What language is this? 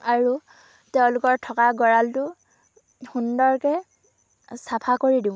Assamese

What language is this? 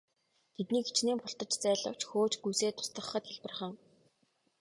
Mongolian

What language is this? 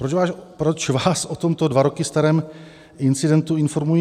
Czech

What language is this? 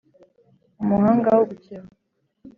Kinyarwanda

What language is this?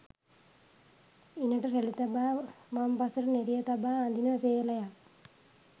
Sinhala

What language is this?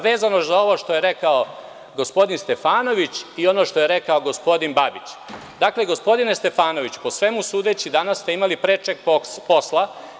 Serbian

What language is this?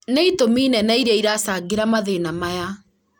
Kikuyu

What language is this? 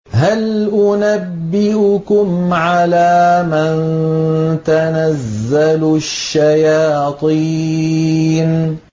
Arabic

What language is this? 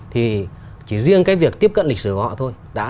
Vietnamese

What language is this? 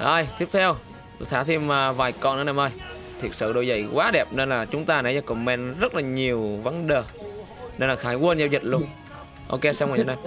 Vietnamese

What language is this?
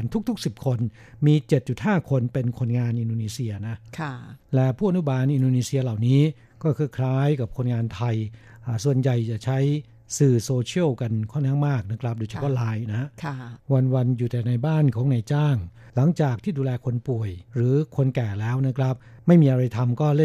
Thai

